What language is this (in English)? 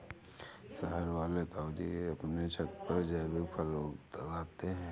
Hindi